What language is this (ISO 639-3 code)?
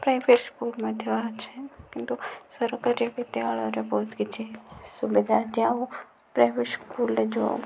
ori